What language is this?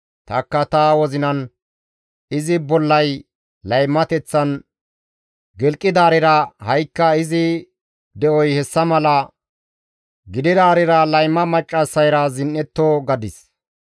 Gamo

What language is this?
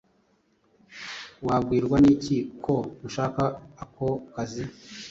Kinyarwanda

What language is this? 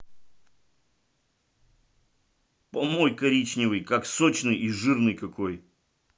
Russian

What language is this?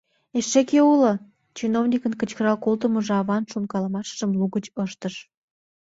Mari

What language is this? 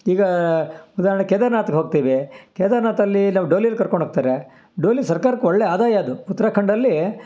Kannada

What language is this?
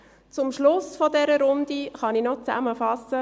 Swiss German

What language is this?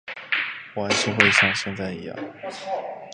Chinese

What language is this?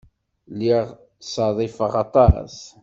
Kabyle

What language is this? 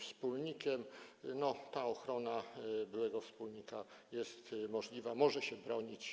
Polish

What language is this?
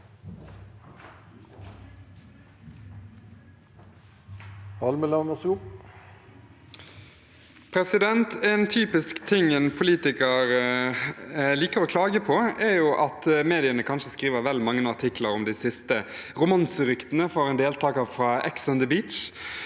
Norwegian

